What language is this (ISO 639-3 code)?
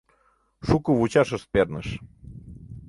chm